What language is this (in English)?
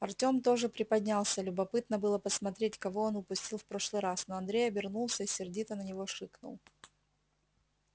Russian